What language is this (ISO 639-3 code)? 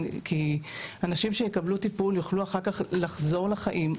heb